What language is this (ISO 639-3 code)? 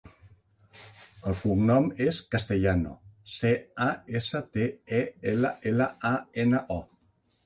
cat